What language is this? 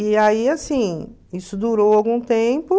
Portuguese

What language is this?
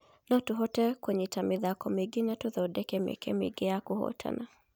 Kikuyu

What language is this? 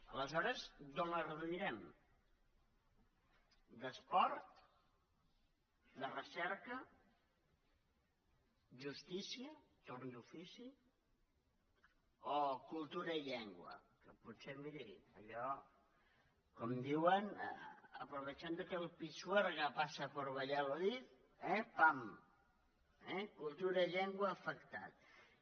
Catalan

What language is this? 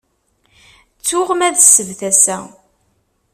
Kabyle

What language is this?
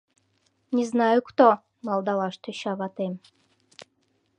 Mari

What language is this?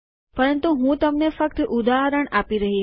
Gujarati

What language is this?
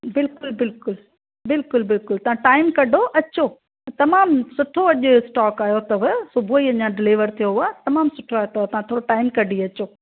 Sindhi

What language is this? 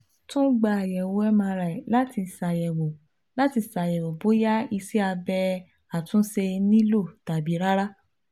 Yoruba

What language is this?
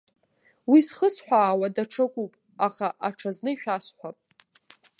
Abkhazian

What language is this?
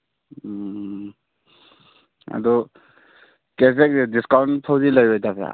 Manipuri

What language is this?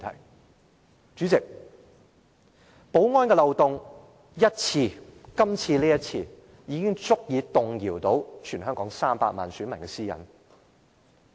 Cantonese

